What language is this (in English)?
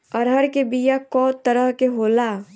Bhojpuri